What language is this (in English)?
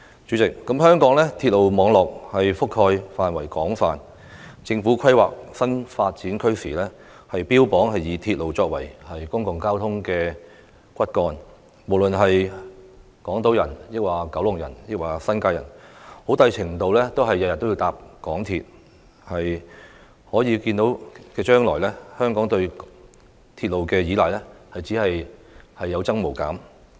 Cantonese